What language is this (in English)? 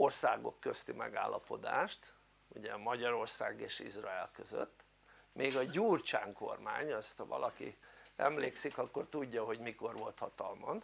Hungarian